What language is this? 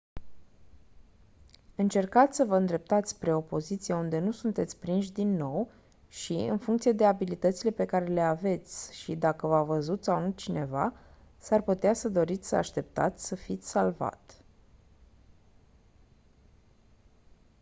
Romanian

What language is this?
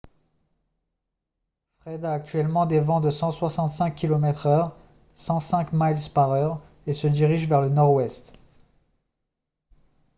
French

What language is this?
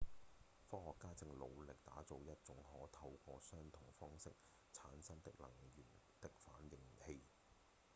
Cantonese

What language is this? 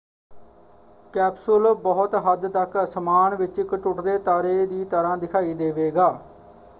Punjabi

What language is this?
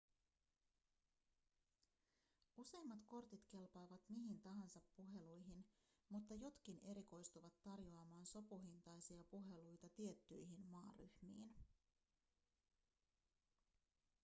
Finnish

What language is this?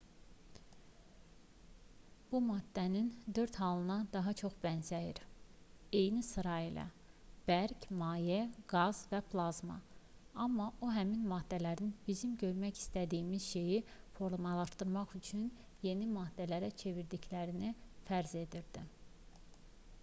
Azerbaijani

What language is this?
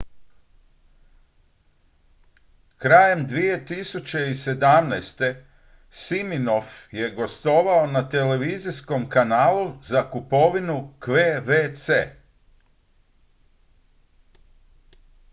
Croatian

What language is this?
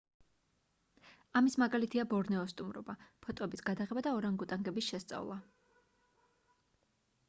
Georgian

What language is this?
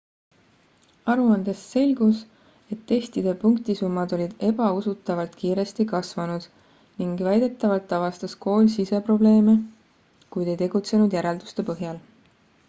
Estonian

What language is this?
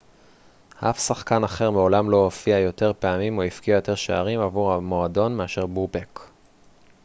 Hebrew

